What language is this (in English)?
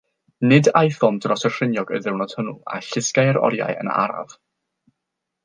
Welsh